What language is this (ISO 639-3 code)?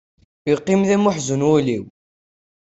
kab